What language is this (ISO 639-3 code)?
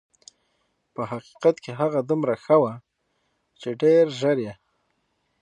pus